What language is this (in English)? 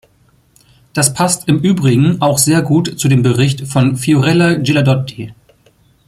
German